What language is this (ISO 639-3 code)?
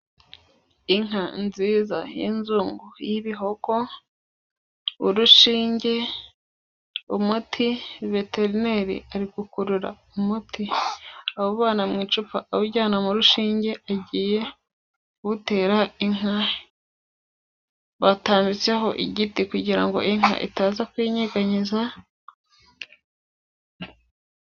kin